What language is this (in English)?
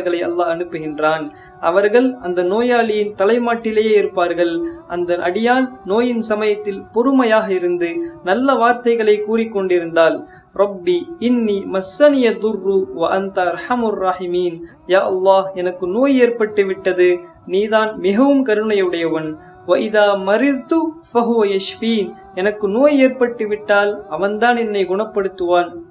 Indonesian